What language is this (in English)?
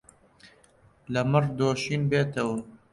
Central Kurdish